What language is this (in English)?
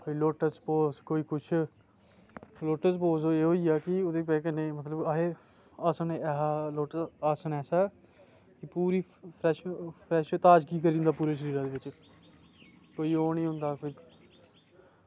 Dogri